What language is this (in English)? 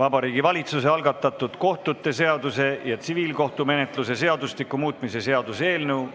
Estonian